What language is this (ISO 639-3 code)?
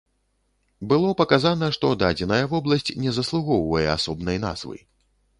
bel